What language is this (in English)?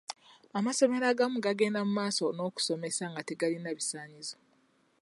Ganda